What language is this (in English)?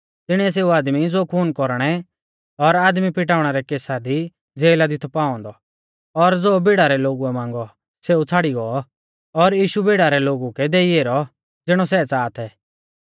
Mahasu Pahari